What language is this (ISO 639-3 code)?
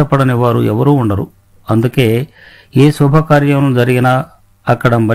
tel